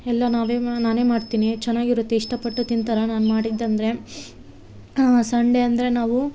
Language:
Kannada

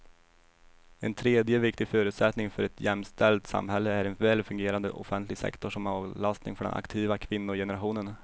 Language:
Swedish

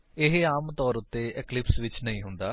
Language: Punjabi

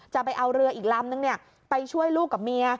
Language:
Thai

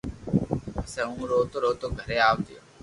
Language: Loarki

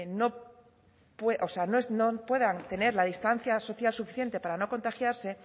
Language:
Spanish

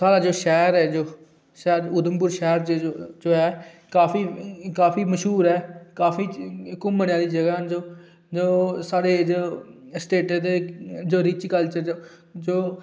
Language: Dogri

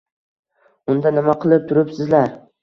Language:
Uzbek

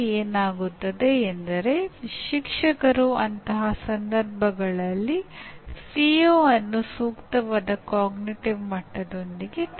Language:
Kannada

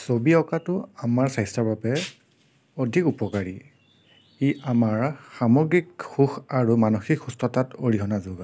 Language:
Assamese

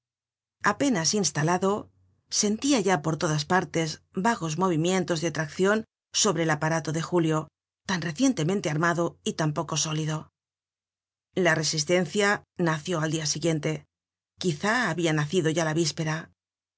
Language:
Spanish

